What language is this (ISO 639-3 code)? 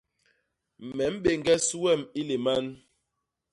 bas